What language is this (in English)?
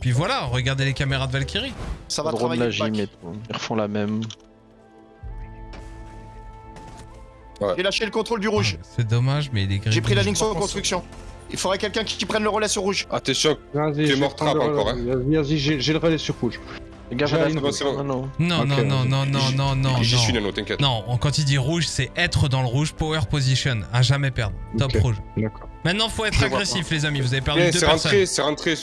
French